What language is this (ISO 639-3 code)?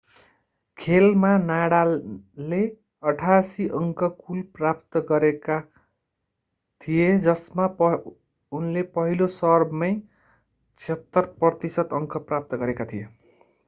nep